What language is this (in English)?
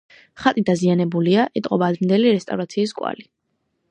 Georgian